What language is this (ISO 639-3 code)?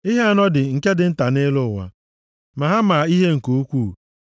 ibo